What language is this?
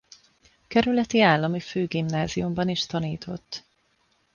Hungarian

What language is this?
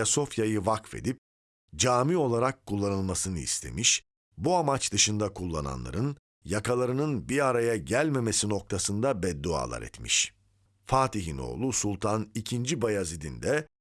Turkish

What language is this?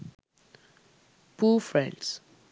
Sinhala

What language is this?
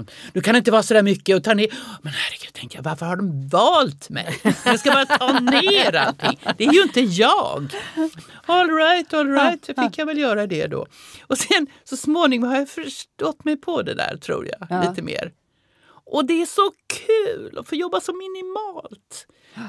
Swedish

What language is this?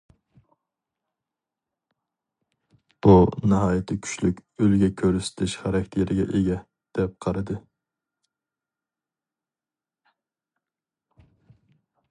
Uyghur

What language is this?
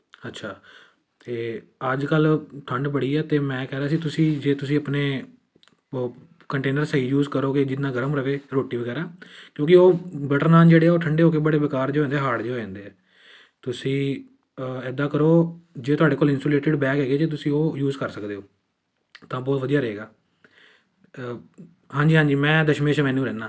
Punjabi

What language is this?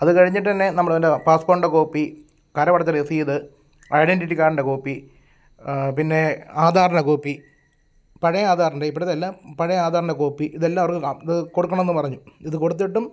Malayalam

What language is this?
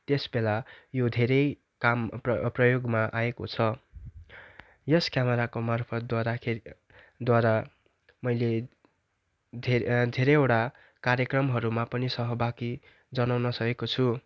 Nepali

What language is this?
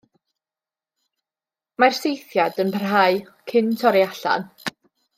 Welsh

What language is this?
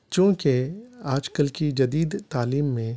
Urdu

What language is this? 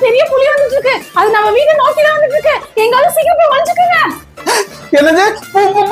Tamil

